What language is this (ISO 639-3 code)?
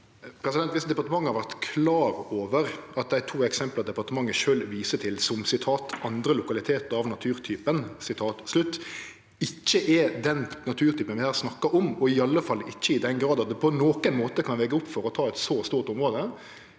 nor